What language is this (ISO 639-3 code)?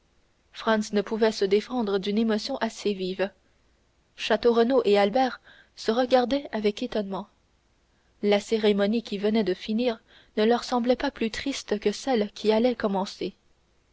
fra